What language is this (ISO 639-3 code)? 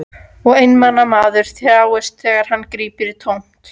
isl